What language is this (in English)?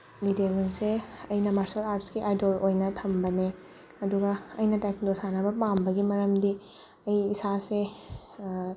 Manipuri